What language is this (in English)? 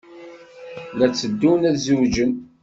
Kabyle